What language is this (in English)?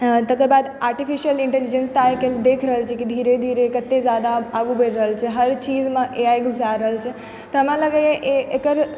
Maithili